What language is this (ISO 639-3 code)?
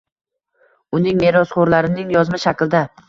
uzb